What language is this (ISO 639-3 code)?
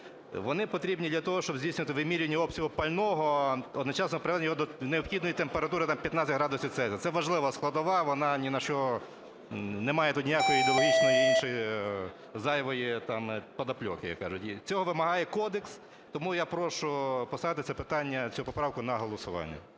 ukr